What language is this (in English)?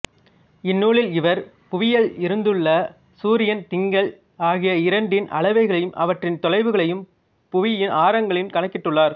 Tamil